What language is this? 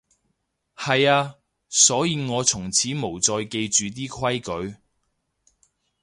Cantonese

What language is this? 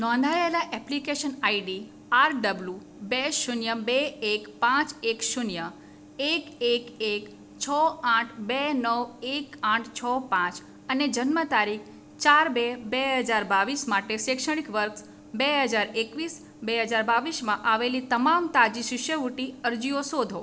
Gujarati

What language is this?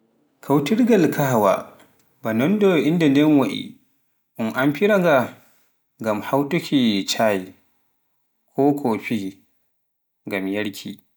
Pular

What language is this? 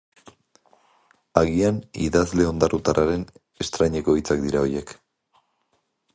Basque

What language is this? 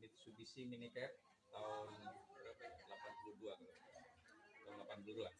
Indonesian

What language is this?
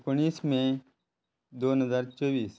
Konkani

